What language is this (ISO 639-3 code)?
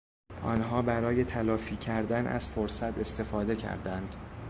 fas